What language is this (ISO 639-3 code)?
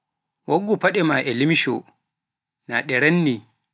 fuf